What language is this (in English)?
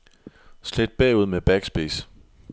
Danish